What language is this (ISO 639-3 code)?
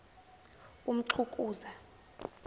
zul